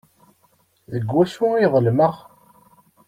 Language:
Kabyle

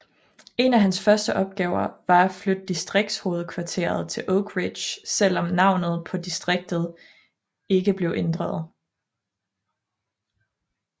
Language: Danish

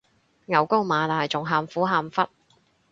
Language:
Cantonese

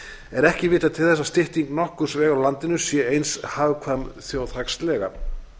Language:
Icelandic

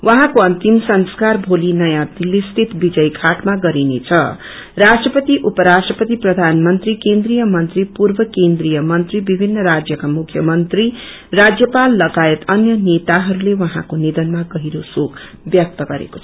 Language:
Nepali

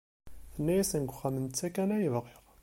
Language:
Kabyle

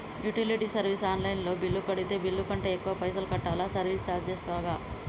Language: Telugu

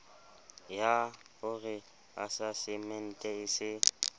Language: Southern Sotho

